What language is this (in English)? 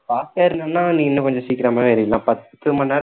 Tamil